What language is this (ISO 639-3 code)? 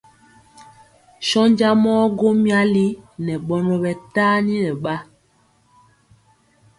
mcx